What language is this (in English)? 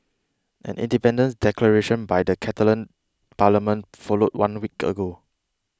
English